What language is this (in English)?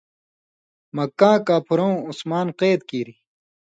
Indus Kohistani